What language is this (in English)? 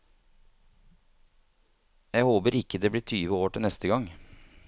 Norwegian